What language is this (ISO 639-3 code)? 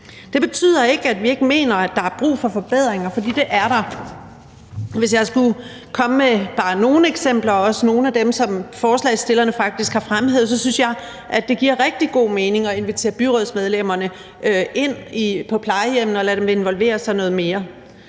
dan